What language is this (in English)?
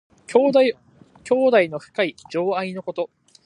Japanese